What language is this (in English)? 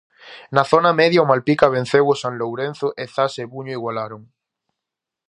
Galician